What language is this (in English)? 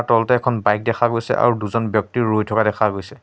Assamese